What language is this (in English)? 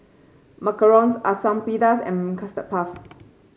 English